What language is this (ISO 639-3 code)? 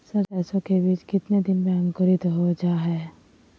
mag